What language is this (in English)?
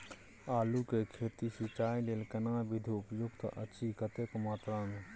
Maithili